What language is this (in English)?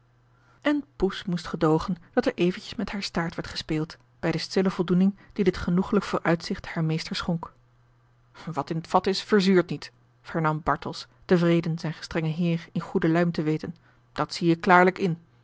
Dutch